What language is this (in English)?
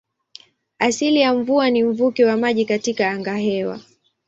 Swahili